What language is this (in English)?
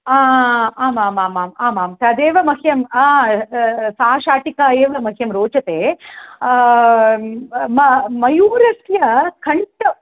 Sanskrit